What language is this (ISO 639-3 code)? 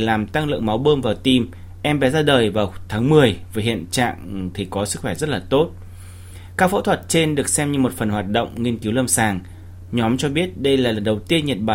vie